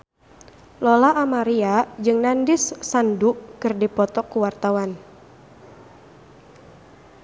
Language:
Sundanese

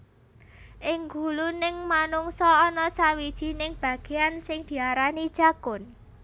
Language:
Javanese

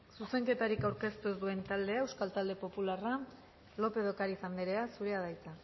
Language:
Basque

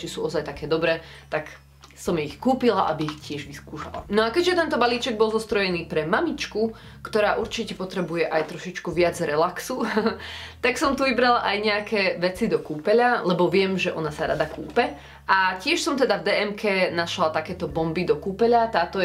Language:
Slovak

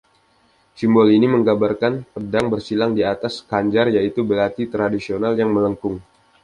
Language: Indonesian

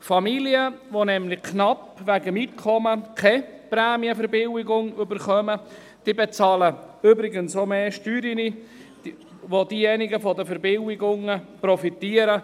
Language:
Swiss German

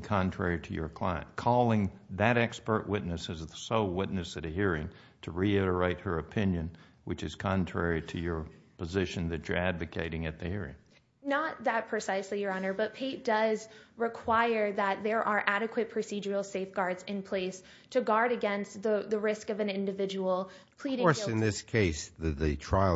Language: English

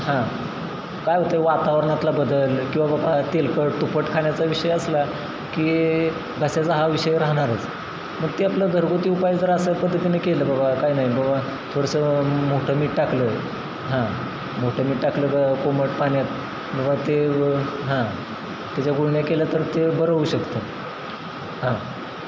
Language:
Marathi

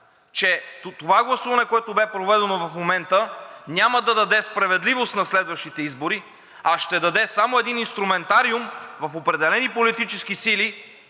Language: Bulgarian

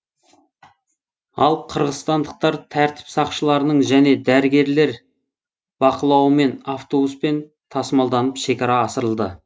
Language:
Kazakh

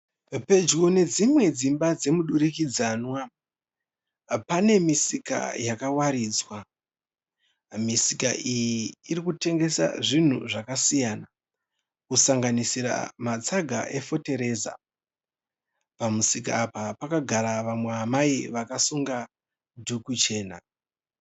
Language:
Shona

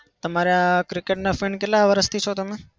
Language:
Gujarati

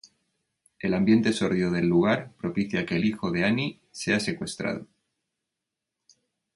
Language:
Spanish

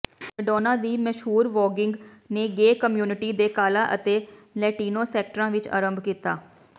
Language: Punjabi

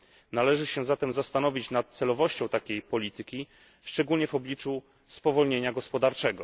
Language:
Polish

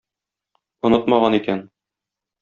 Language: Tatar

